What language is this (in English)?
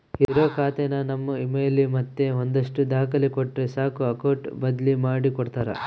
Kannada